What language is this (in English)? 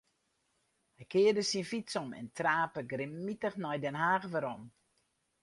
Western Frisian